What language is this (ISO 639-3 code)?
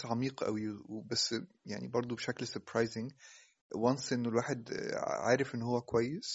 ara